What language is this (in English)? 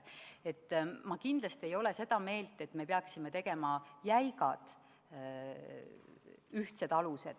Estonian